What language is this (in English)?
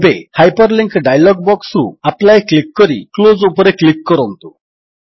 Odia